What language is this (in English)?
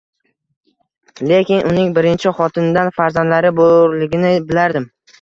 Uzbek